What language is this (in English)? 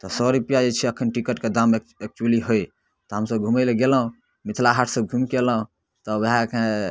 Maithili